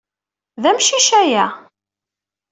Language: Kabyle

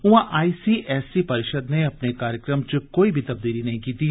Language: Dogri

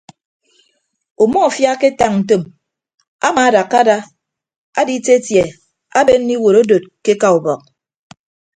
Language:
Ibibio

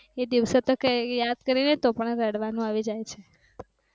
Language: Gujarati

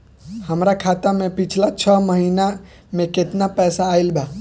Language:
Bhojpuri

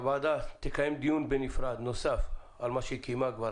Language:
Hebrew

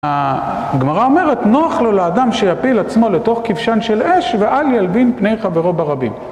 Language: Hebrew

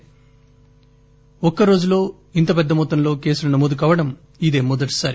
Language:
Telugu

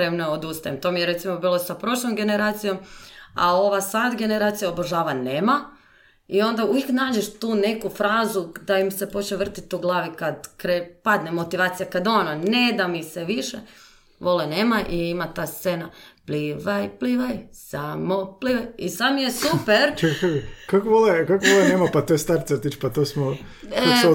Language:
Croatian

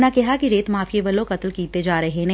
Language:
Punjabi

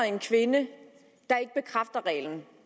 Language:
Danish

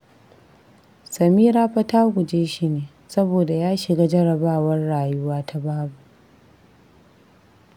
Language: Hausa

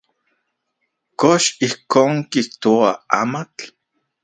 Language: Central Puebla Nahuatl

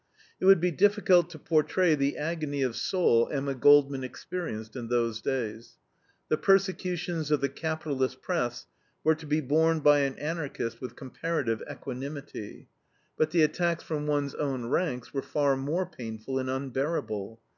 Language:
English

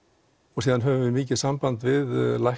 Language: Icelandic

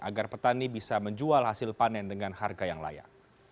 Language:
Indonesian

